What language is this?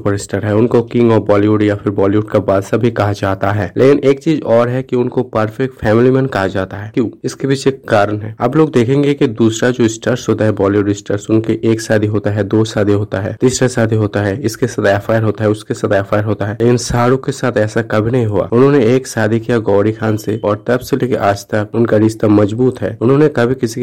Hindi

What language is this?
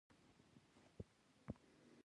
Pashto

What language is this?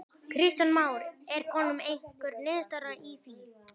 Icelandic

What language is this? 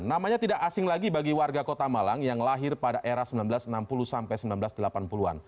Indonesian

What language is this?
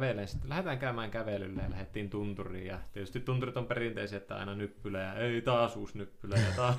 Finnish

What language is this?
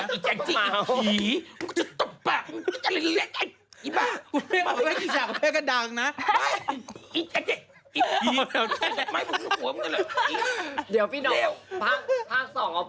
Thai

